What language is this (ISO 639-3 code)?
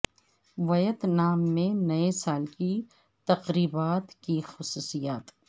urd